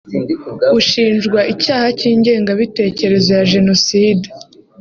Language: Kinyarwanda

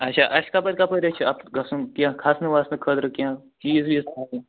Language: Kashmiri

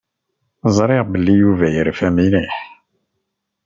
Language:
Kabyle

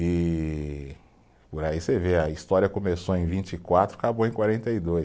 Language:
Portuguese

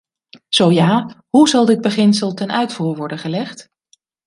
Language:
Dutch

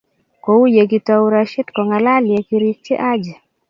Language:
Kalenjin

